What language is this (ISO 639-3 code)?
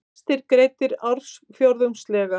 isl